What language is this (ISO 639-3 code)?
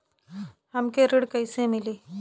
bho